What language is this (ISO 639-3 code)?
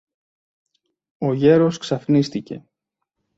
ell